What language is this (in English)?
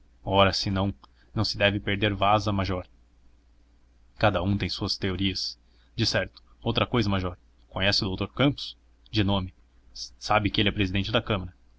Portuguese